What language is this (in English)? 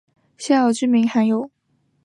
Chinese